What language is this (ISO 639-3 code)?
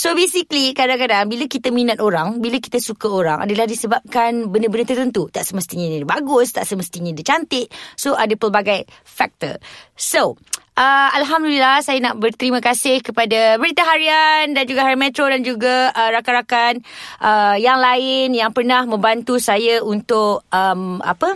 msa